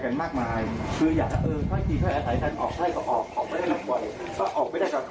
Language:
Thai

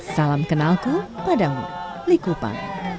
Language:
Indonesian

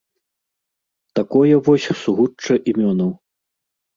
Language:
Belarusian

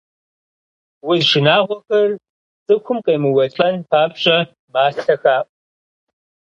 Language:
Kabardian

